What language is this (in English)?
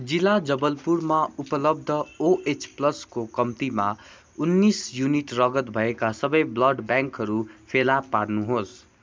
Nepali